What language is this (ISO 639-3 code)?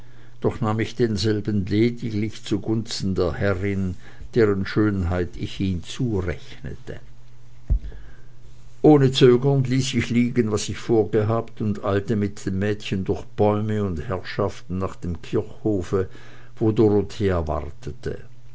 deu